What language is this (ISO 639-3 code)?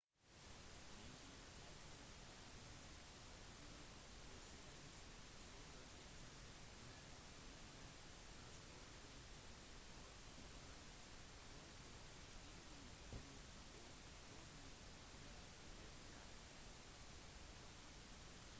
nob